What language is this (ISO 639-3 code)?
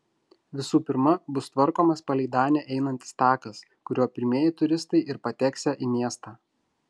lit